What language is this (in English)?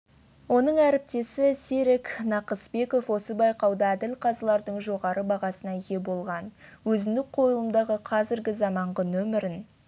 Kazakh